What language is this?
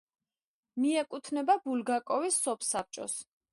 Georgian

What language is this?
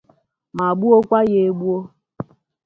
Igbo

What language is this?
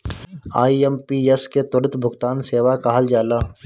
Bhojpuri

